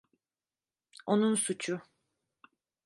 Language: Turkish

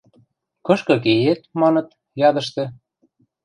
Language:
Western Mari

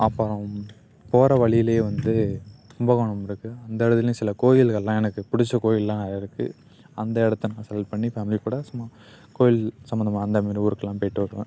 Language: Tamil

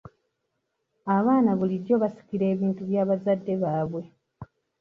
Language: Ganda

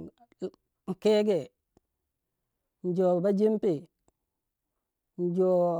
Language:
Waja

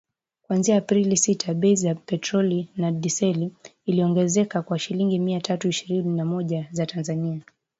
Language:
Swahili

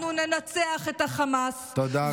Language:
Hebrew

